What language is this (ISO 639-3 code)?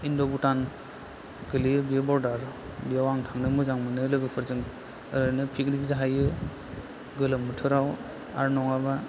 brx